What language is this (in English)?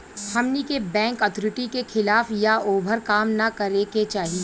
Bhojpuri